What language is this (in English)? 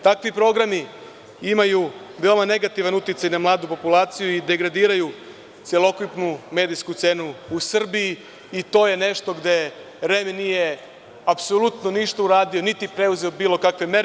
Serbian